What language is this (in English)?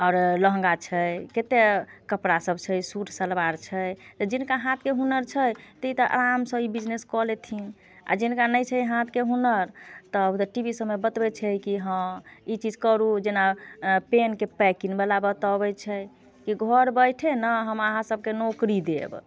Maithili